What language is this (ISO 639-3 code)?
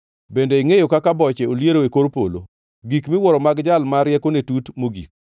luo